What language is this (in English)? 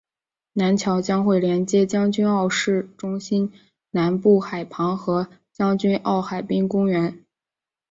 Chinese